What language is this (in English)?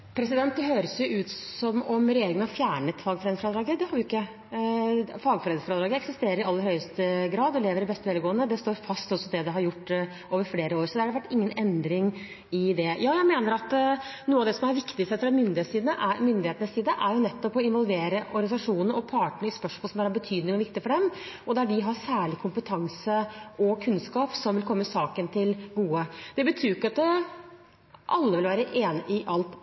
Norwegian